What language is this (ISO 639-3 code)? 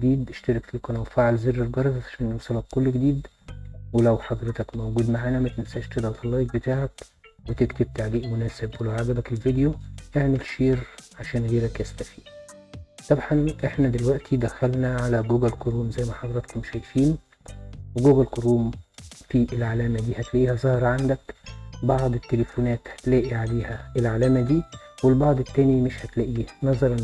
ara